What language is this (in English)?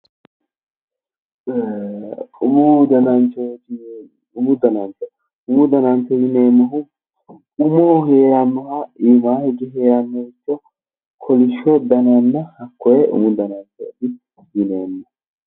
Sidamo